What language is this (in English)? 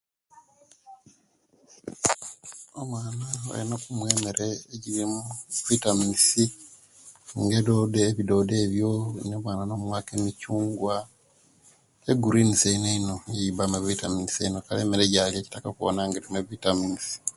Kenyi